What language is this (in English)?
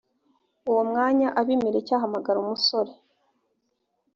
Kinyarwanda